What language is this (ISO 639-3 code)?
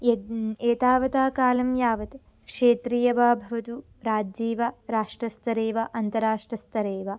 san